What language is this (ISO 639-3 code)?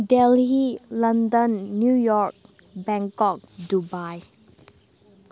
mni